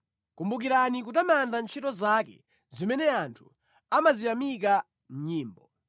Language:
Nyanja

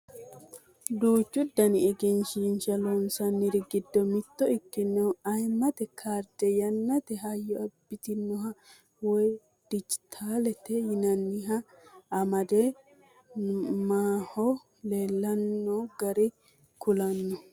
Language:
Sidamo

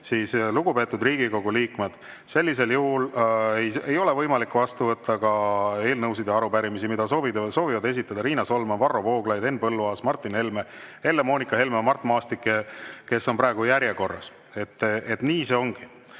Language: Estonian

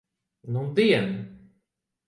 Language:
Latvian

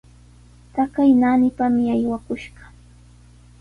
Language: Sihuas Ancash Quechua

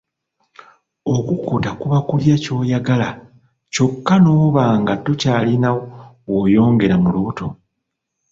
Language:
Ganda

